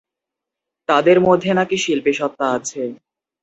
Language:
Bangla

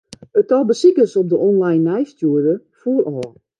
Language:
Western Frisian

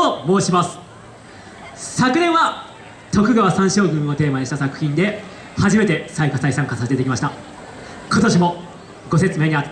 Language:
Japanese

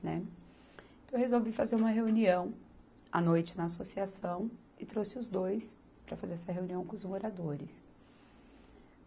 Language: Portuguese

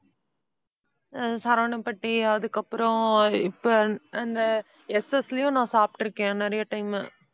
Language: Tamil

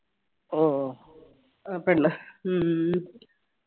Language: Malayalam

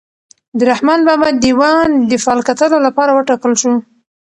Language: Pashto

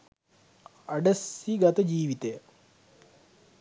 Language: Sinhala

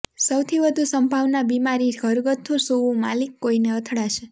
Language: Gujarati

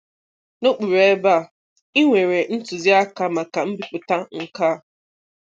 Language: Igbo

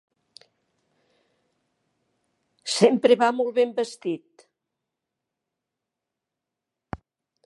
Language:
Catalan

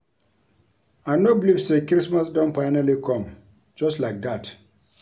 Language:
Nigerian Pidgin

